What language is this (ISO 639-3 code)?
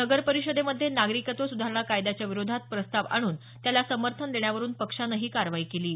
mar